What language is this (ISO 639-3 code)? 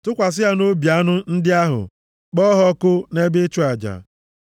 ibo